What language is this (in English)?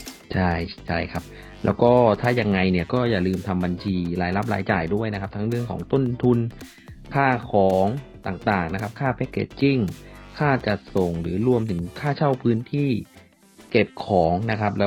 Thai